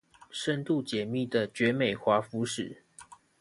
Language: Chinese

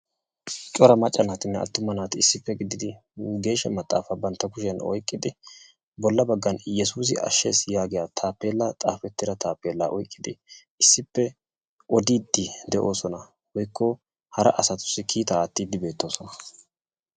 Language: Wolaytta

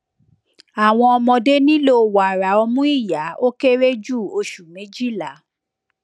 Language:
Yoruba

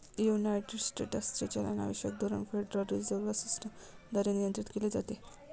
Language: Marathi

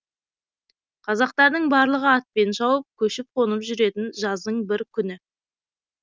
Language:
Kazakh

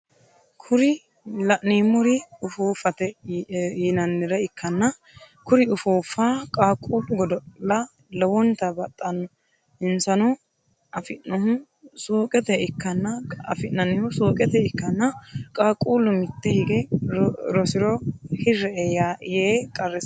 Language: Sidamo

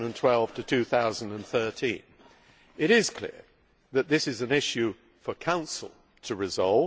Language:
English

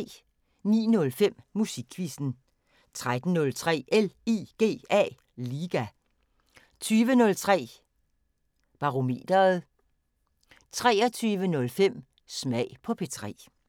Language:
Danish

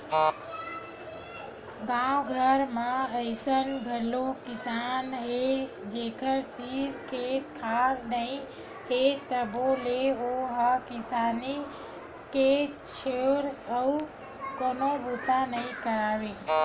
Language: Chhattisgarhi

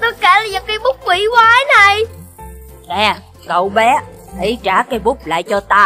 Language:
Vietnamese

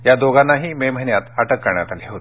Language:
Marathi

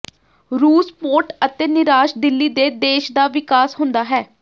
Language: Punjabi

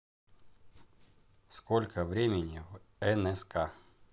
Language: Russian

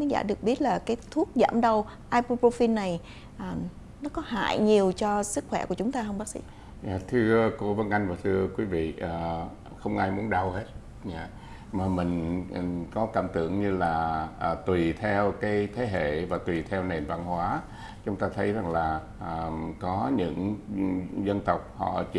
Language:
Vietnamese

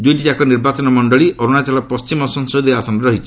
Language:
Odia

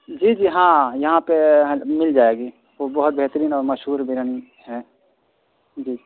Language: Urdu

